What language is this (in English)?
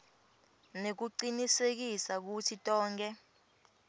Swati